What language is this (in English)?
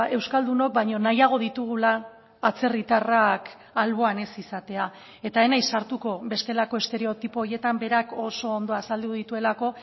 Basque